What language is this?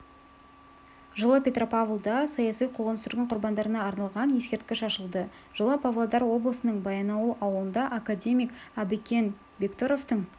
Kazakh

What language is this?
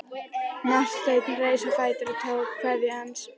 Icelandic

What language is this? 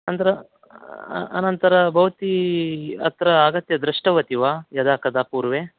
Sanskrit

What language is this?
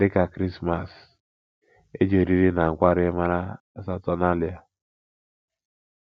Igbo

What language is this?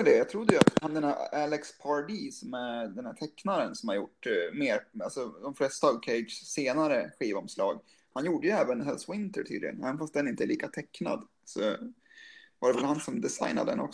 Swedish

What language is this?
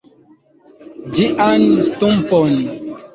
Esperanto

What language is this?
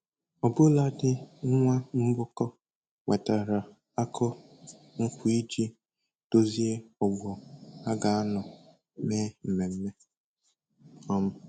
Igbo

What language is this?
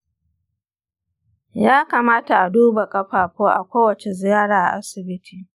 Hausa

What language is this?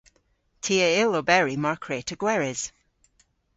Cornish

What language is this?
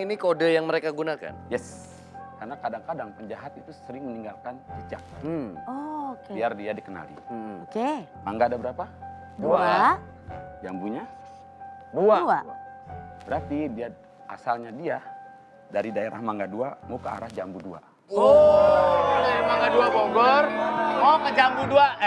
Indonesian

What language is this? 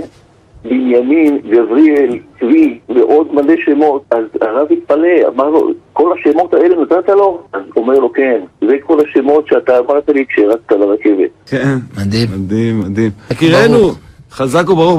Hebrew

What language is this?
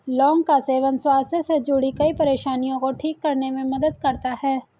Hindi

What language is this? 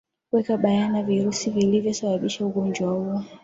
Swahili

